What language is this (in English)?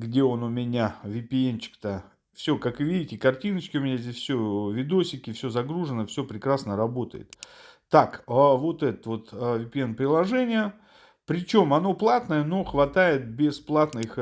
Russian